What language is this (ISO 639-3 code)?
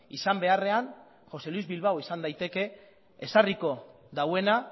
eus